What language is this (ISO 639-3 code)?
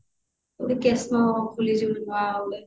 ori